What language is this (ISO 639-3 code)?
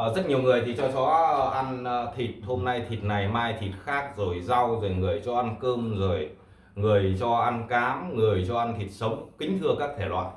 vie